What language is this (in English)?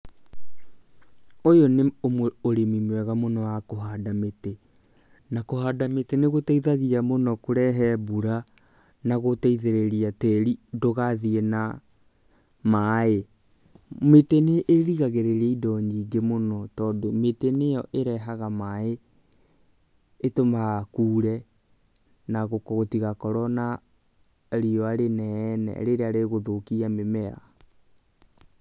Kikuyu